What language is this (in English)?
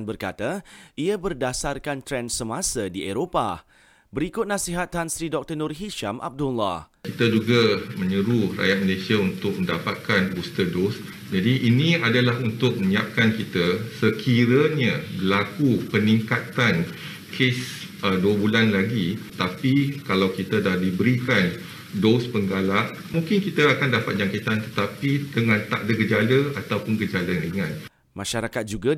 Malay